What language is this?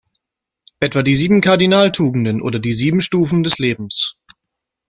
German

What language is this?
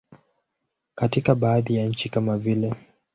Swahili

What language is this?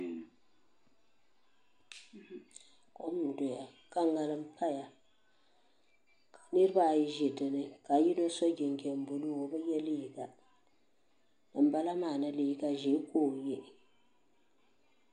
Dagbani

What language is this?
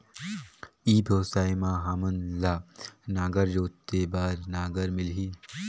Chhattisgarhi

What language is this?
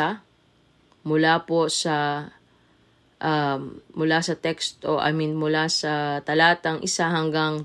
Filipino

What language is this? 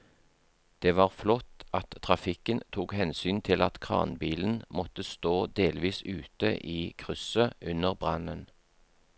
Norwegian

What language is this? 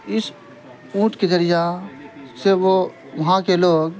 Urdu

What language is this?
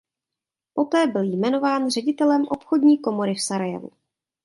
Czech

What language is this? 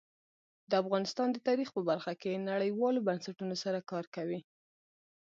Pashto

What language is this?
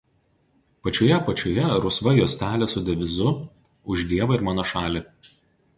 Lithuanian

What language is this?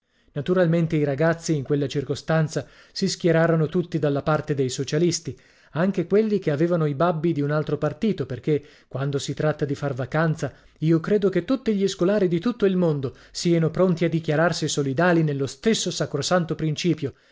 Italian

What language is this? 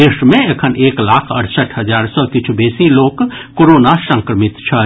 Maithili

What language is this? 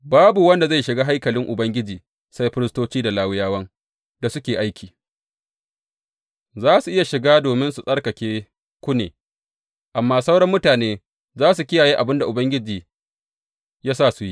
Hausa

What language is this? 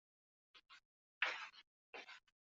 Chinese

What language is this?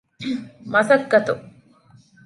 Divehi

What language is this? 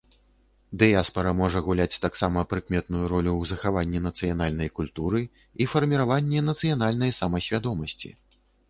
Belarusian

